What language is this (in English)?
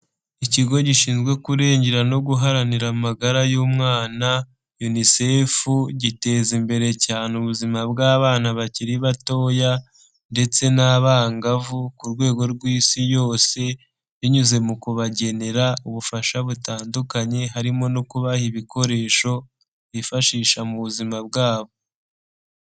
Kinyarwanda